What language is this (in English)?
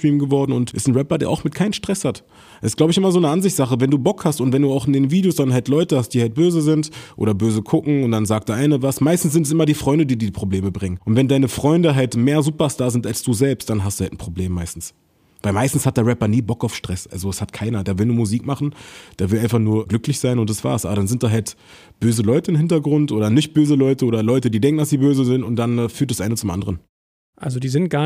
German